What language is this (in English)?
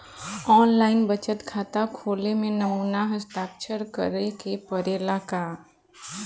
Bhojpuri